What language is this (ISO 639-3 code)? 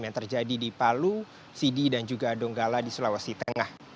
ind